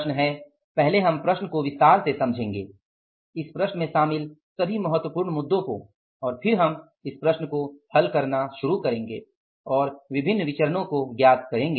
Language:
Hindi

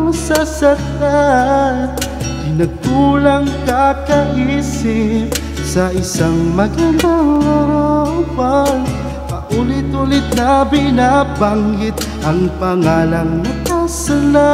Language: Indonesian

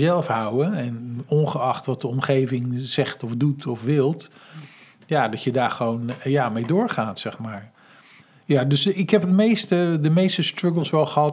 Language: Dutch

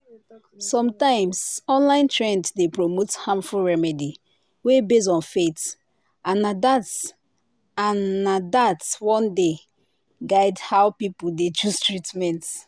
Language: Nigerian Pidgin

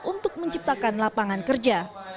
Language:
Indonesian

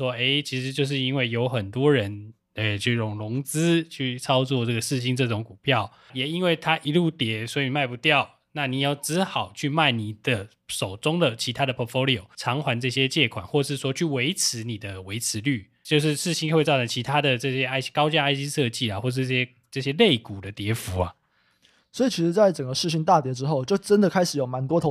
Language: Chinese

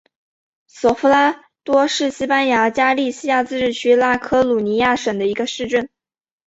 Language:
Chinese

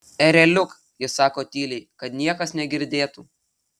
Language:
Lithuanian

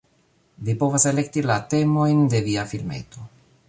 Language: Esperanto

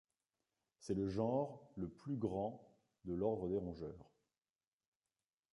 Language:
French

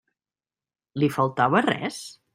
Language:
Catalan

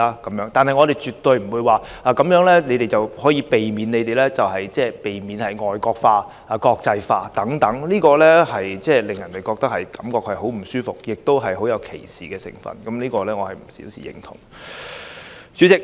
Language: Cantonese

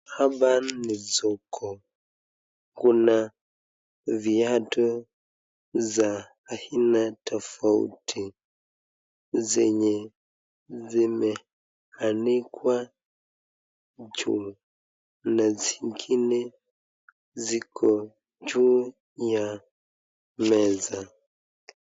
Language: Swahili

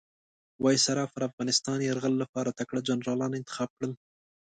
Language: Pashto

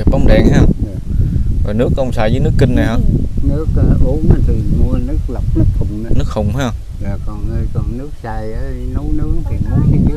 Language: Vietnamese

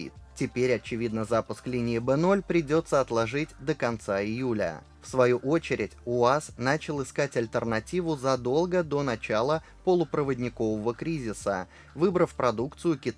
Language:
Russian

